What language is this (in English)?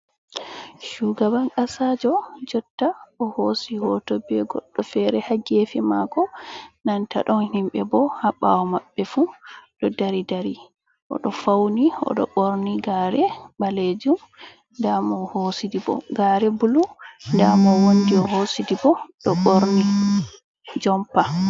Fula